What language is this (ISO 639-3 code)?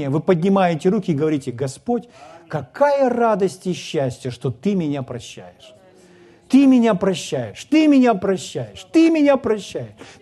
rus